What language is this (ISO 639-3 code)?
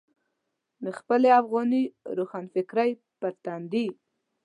pus